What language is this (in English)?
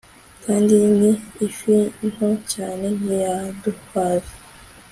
Kinyarwanda